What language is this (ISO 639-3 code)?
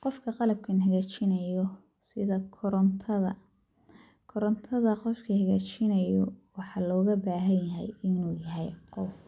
som